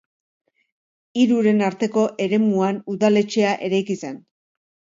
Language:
Basque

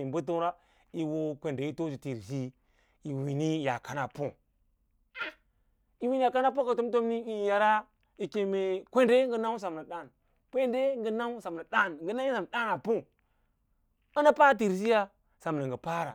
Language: Lala-Roba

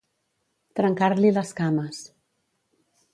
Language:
Catalan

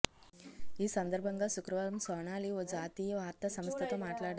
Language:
Telugu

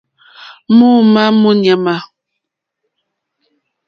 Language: Mokpwe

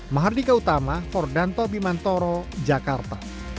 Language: Indonesian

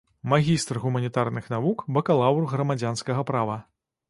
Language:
Belarusian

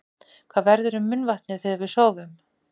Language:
Icelandic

